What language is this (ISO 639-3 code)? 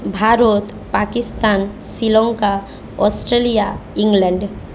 ben